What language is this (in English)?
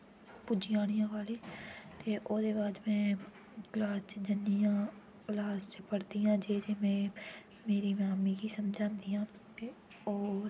Dogri